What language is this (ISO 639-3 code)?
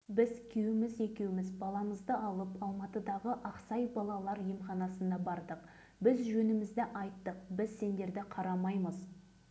kaz